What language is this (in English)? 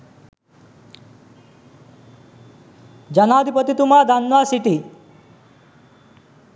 Sinhala